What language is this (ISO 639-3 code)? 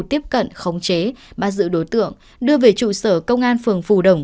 vie